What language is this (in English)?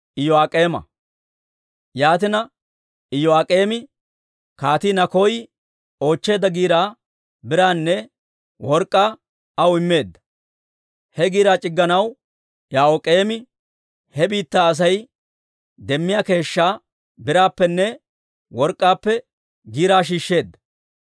Dawro